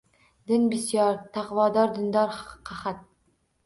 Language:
Uzbek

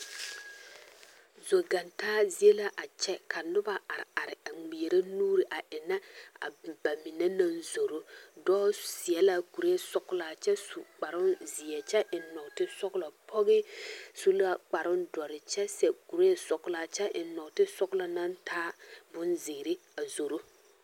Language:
Southern Dagaare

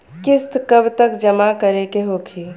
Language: Bhojpuri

